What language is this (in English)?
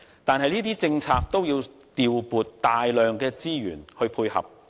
Cantonese